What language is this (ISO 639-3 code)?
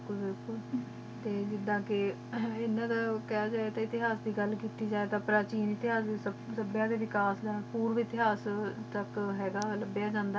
pan